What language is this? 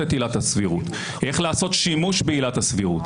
Hebrew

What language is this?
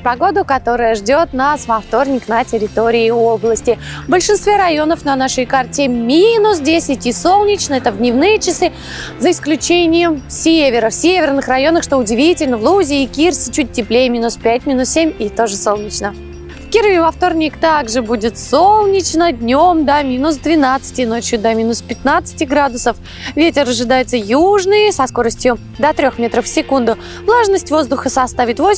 Russian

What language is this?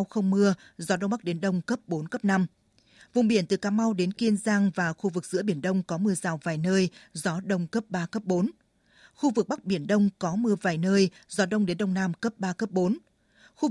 Vietnamese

